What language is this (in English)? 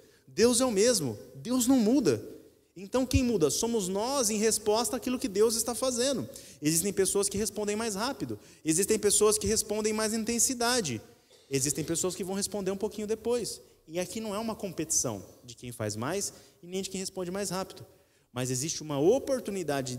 Portuguese